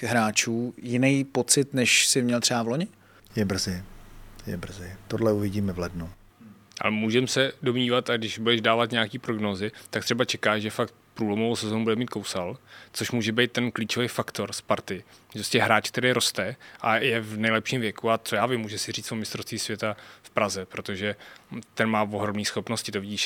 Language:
Czech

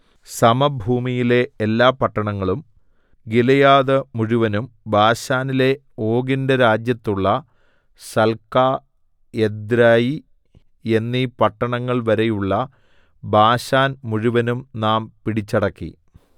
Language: Malayalam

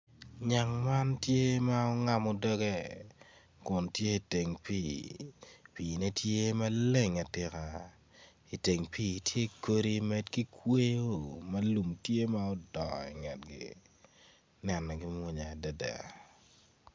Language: Acoli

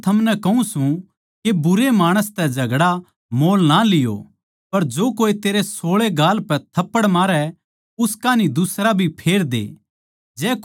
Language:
Haryanvi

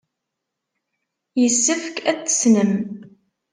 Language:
Kabyle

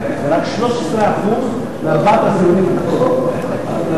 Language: Hebrew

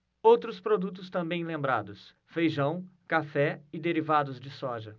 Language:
Portuguese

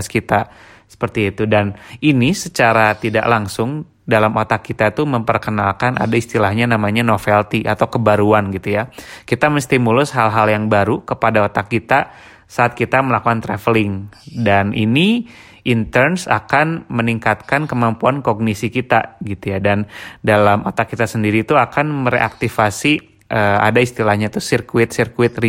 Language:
Indonesian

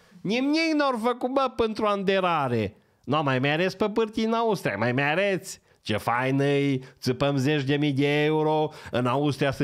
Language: Romanian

